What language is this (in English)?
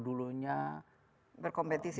Indonesian